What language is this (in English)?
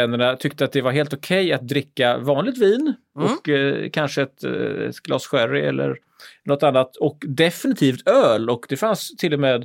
Swedish